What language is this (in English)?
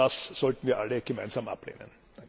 German